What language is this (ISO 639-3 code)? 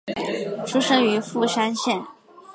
zho